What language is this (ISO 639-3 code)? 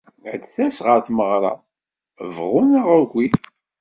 kab